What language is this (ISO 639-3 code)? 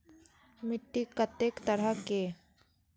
mai